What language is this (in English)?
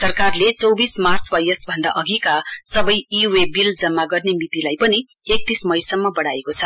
Nepali